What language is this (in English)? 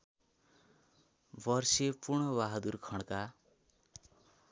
Nepali